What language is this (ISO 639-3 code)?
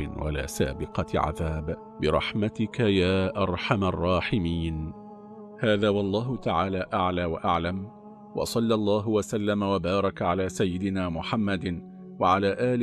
ara